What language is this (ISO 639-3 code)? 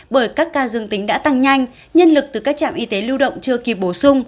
vie